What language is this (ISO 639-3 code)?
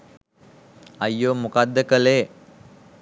sin